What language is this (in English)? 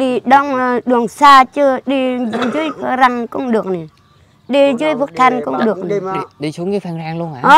Vietnamese